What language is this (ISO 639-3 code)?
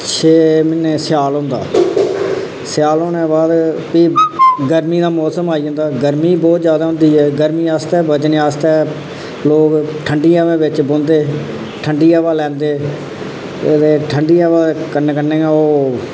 doi